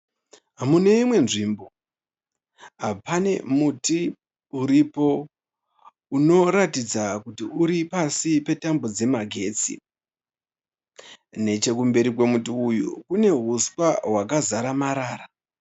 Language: Shona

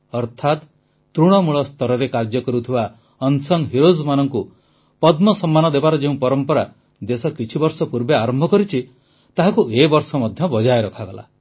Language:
Odia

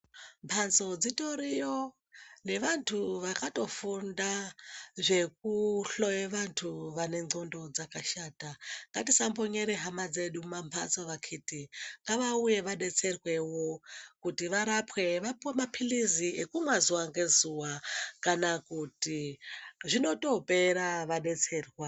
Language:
Ndau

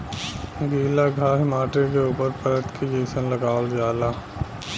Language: Bhojpuri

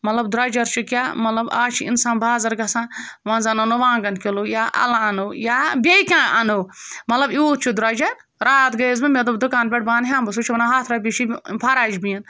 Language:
Kashmiri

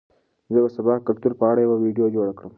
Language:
Pashto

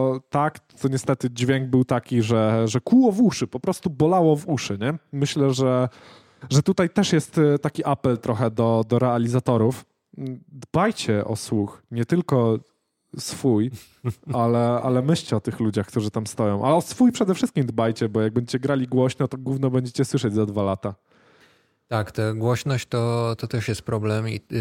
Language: Polish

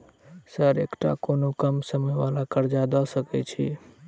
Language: Maithili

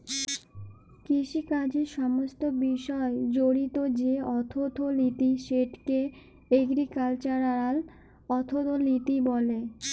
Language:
Bangla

